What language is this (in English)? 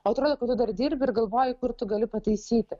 Lithuanian